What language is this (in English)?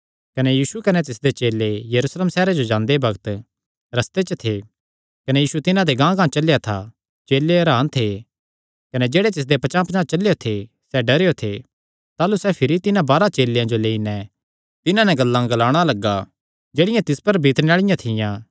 Kangri